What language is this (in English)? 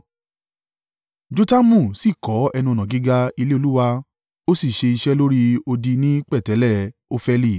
Yoruba